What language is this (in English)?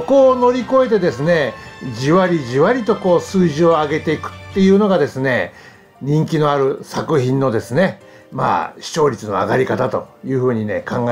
Japanese